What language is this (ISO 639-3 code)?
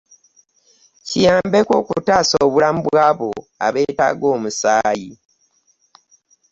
lug